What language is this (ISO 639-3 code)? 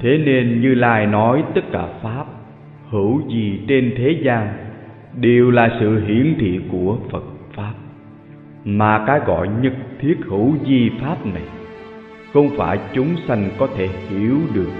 vie